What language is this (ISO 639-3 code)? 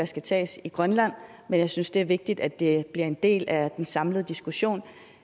dan